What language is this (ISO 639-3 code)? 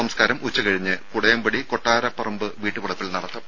mal